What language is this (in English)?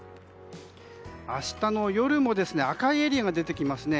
Japanese